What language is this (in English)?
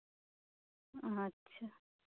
Santali